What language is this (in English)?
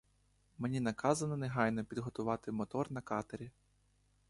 Ukrainian